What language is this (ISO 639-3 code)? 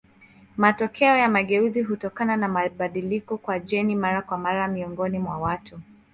swa